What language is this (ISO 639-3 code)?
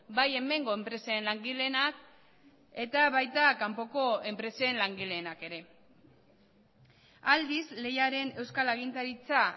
eus